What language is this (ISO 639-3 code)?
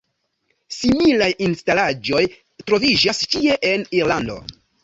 epo